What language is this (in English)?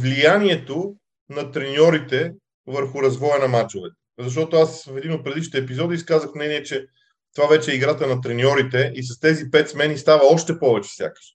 Bulgarian